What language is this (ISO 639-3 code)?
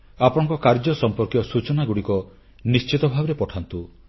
ori